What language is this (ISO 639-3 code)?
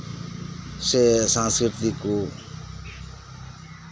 sat